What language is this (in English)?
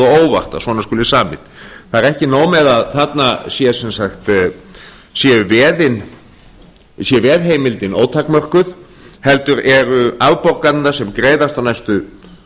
Icelandic